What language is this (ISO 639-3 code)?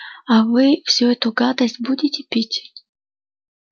rus